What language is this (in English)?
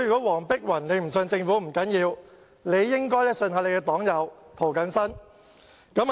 Cantonese